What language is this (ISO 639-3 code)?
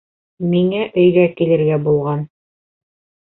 bak